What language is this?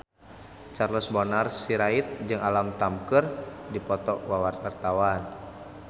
Sundanese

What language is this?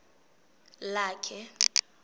Xhosa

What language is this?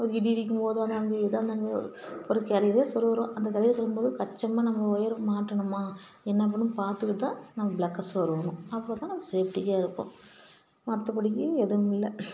Tamil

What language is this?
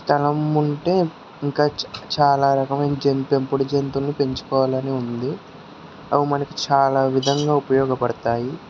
Telugu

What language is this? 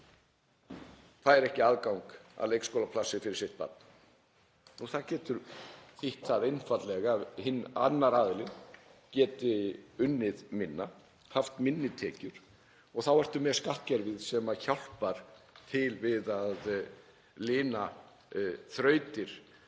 Icelandic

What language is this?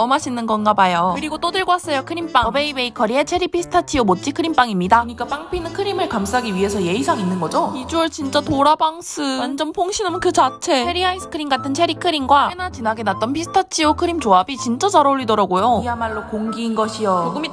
Korean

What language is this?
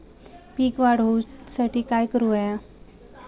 Marathi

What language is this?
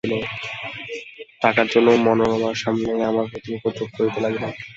Bangla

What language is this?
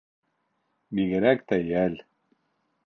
Bashkir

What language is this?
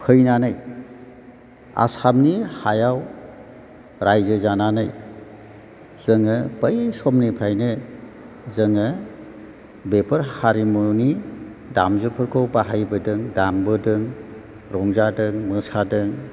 Bodo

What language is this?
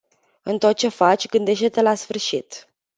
Romanian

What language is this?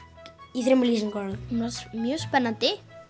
Icelandic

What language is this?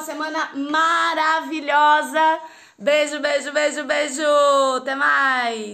Portuguese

